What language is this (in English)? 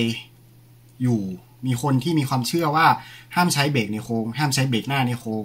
Thai